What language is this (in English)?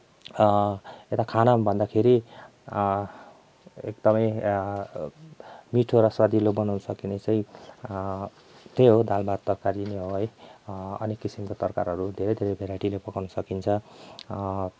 Nepali